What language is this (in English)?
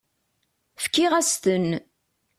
Kabyle